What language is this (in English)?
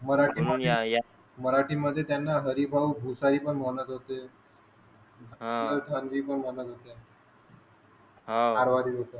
Marathi